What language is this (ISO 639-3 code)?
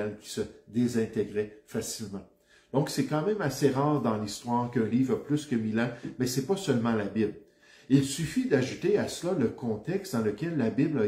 fra